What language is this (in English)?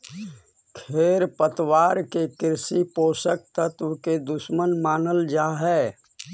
Magahi